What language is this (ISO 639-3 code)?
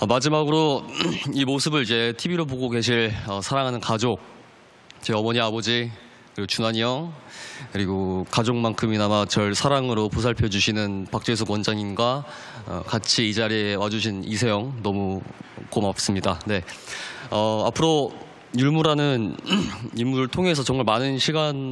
kor